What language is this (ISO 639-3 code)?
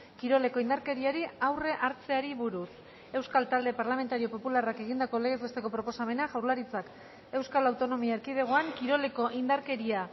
eus